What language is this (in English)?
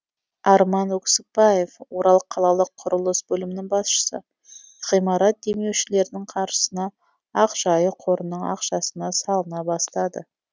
Kazakh